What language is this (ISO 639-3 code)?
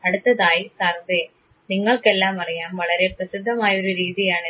mal